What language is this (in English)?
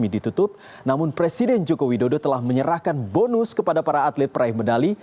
Indonesian